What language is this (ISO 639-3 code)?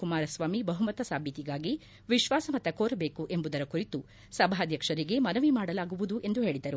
kan